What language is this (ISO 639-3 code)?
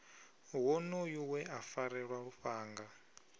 ven